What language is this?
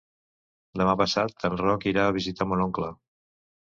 Catalan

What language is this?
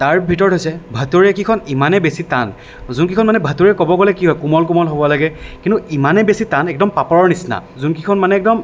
Assamese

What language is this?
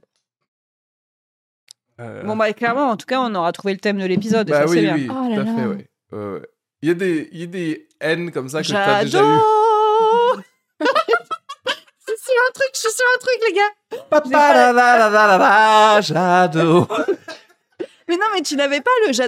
French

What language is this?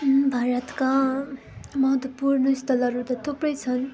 Nepali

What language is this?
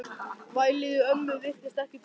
Icelandic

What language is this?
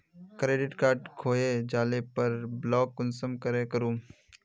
Magahi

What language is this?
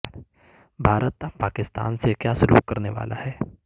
Urdu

